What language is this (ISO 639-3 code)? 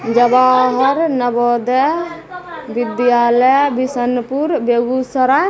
mai